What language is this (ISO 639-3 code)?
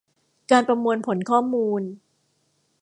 tha